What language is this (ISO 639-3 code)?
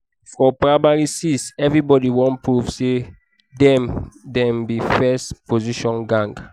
pcm